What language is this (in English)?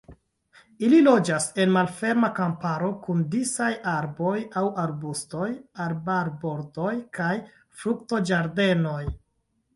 Esperanto